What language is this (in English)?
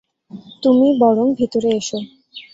Bangla